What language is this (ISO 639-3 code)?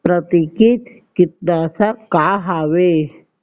hne